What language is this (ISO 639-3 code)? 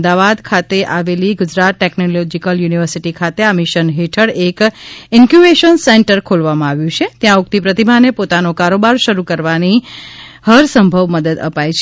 guj